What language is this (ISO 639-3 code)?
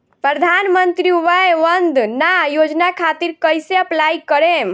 bho